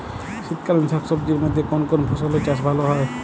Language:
Bangla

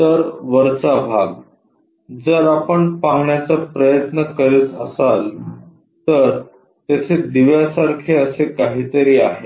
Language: Marathi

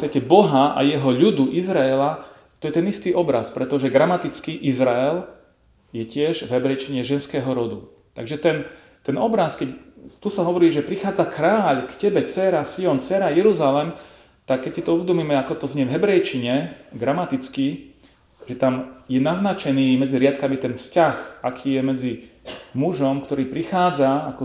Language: Slovak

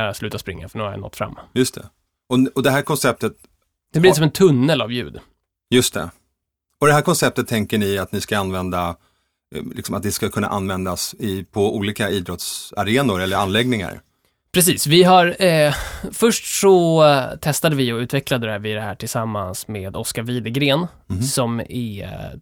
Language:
Swedish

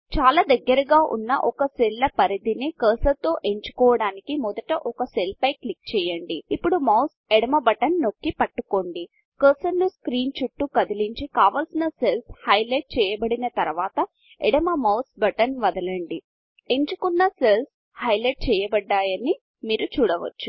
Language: Telugu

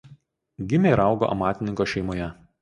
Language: Lithuanian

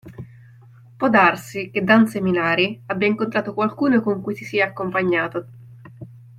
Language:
Italian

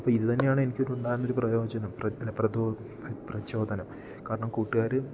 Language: Malayalam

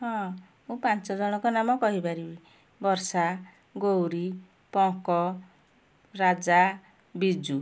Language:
Odia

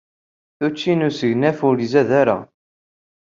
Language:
Kabyle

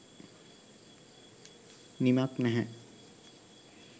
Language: Sinhala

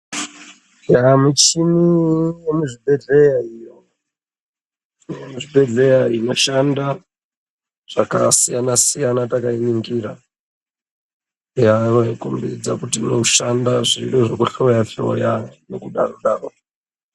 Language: Ndau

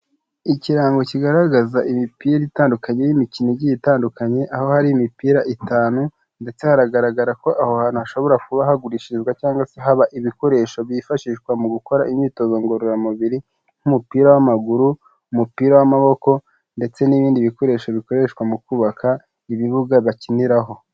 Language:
Kinyarwanda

